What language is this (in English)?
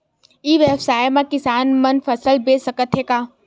Chhattisgarhi